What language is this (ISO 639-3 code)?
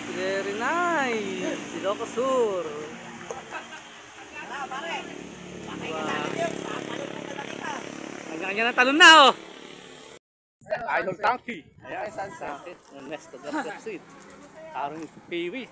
fil